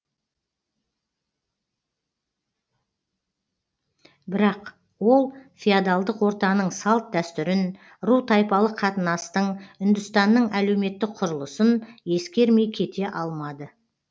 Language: Kazakh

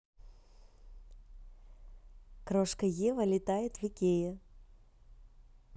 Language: Russian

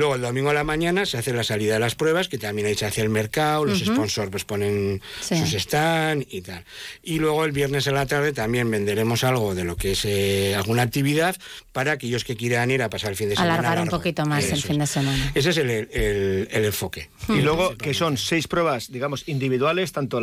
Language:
Spanish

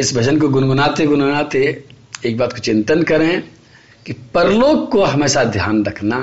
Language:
Hindi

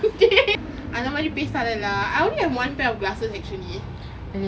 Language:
English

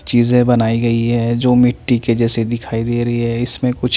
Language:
Hindi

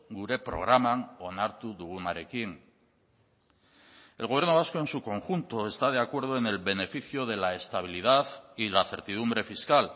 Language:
Spanish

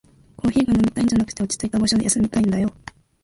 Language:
Japanese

